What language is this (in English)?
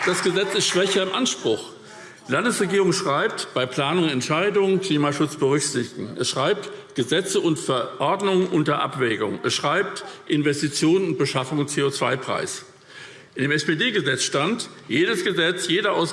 German